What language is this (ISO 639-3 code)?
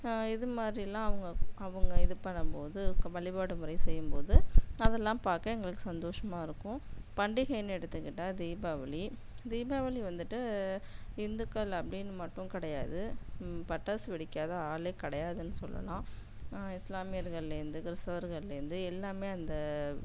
tam